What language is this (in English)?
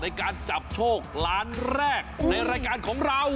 Thai